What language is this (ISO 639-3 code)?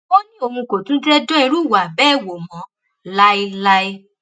yor